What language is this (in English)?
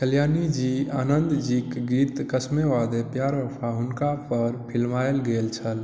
Maithili